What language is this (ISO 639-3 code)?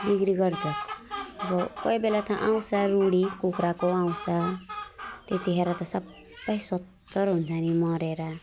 nep